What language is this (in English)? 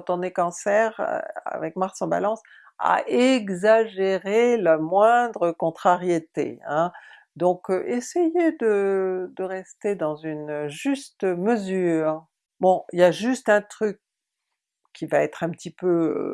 French